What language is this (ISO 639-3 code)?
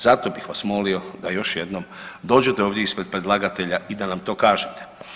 hrv